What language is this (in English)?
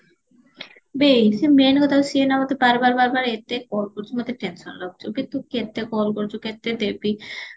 Odia